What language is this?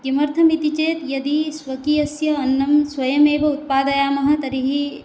Sanskrit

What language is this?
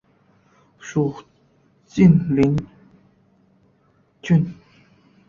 Chinese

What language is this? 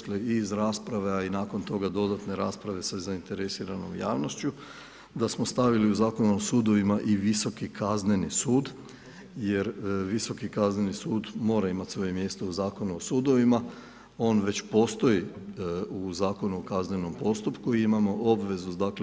Croatian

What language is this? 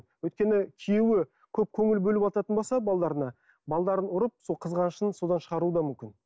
Kazakh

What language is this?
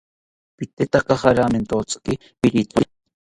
South Ucayali Ashéninka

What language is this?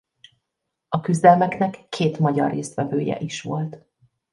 Hungarian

